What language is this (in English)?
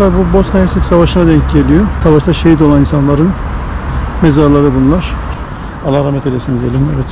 Turkish